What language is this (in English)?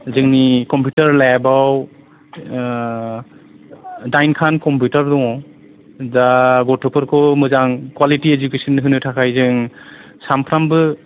Bodo